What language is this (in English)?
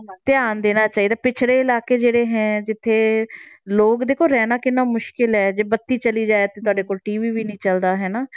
Punjabi